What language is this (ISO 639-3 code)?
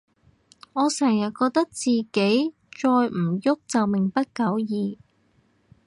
yue